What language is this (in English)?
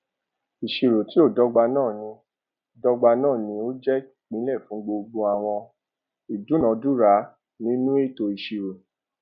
Yoruba